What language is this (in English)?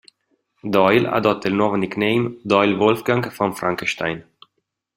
Italian